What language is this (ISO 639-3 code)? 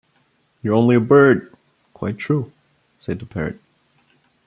eng